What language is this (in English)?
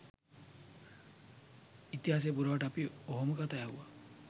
Sinhala